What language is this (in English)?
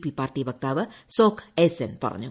Malayalam